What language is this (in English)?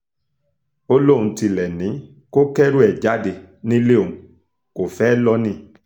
Yoruba